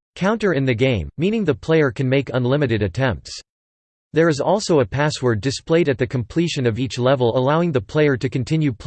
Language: English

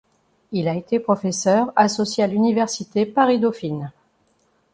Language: French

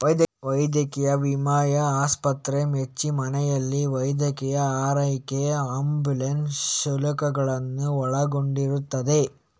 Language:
Kannada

